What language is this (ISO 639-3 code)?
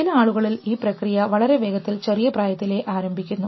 mal